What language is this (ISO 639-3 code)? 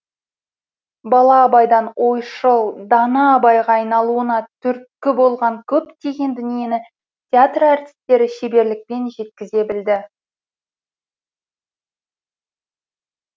kaz